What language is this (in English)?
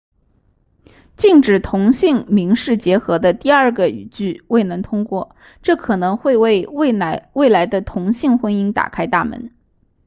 Chinese